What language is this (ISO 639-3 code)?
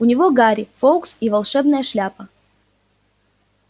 rus